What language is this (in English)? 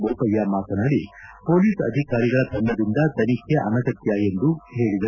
Kannada